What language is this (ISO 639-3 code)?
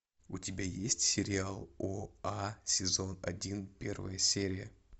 rus